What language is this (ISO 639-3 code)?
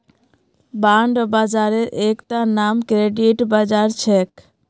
mag